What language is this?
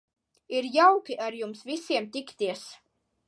Latvian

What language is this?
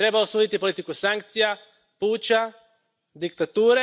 Croatian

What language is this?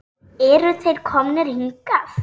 Icelandic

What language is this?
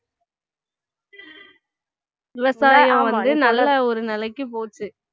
Tamil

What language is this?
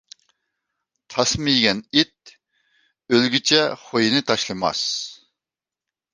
Uyghur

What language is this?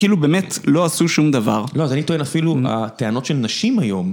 Hebrew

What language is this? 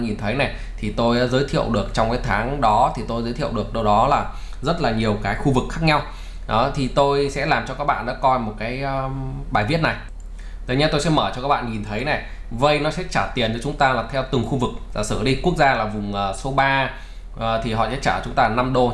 Vietnamese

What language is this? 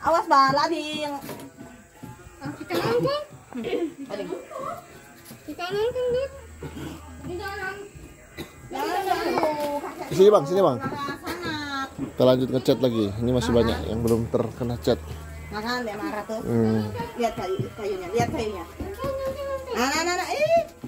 Indonesian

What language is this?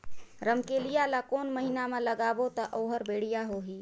Chhattisgarhi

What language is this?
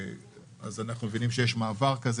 Hebrew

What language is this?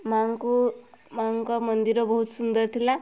Odia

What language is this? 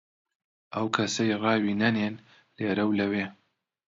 Central Kurdish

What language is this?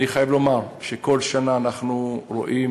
Hebrew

